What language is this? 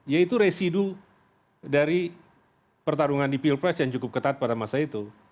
Indonesian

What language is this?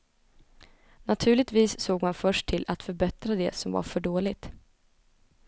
Swedish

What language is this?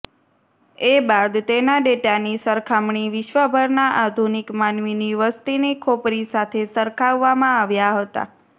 Gujarati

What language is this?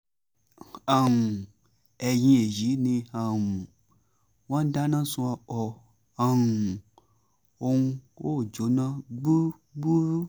Yoruba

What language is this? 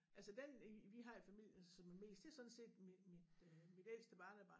Danish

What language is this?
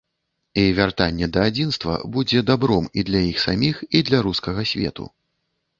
Belarusian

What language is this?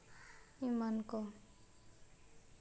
Santali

